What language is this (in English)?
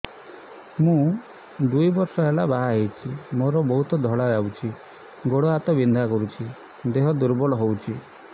Odia